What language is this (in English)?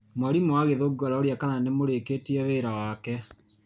Kikuyu